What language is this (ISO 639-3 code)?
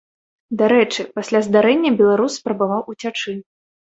bel